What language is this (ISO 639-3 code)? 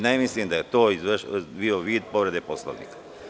srp